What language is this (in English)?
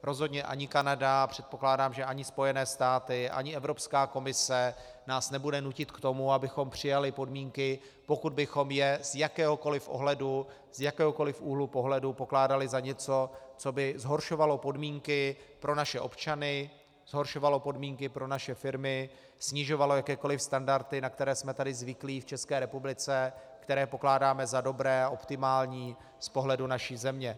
Czech